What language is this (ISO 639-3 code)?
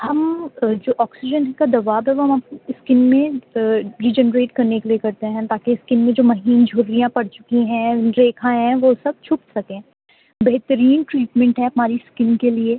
urd